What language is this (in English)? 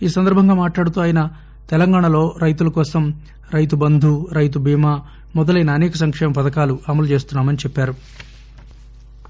Telugu